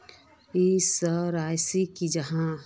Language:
Magahi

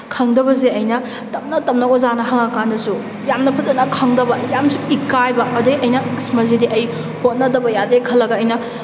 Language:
Manipuri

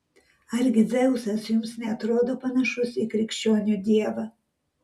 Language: Lithuanian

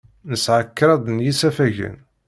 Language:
Kabyle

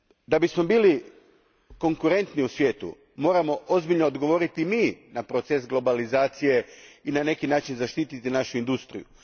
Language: Croatian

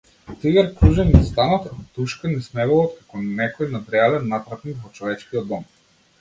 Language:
Macedonian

